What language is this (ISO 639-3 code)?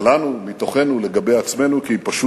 heb